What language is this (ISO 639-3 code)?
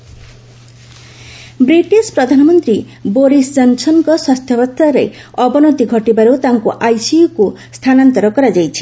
ori